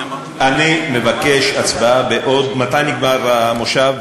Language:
Hebrew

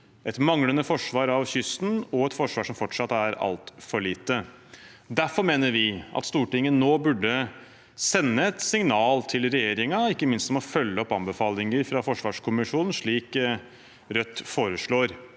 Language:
Norwegian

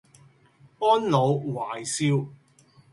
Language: Cantonese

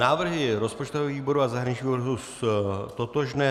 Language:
Czech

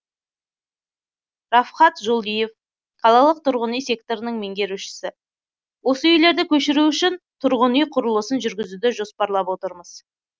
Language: Kazakh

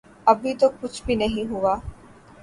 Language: Urdu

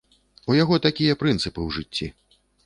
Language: Belarusian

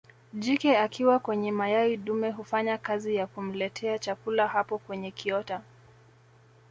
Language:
Swahili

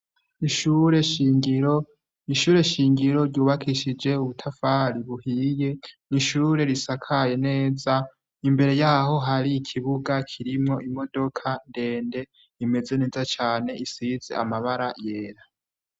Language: Rundi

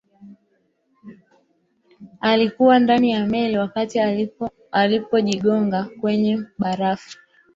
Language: Swahili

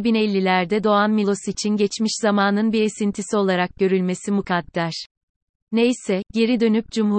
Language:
Turkish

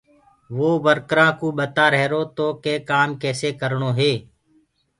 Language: Gurgula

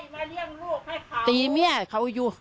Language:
Thai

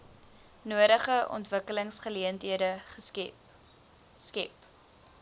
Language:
Afrikaans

